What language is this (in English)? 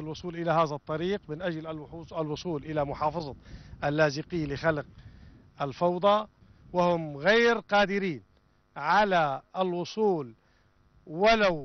Arabic